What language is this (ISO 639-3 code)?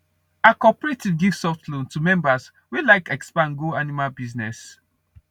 pcm